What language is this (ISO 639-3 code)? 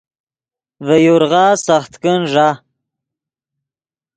ydg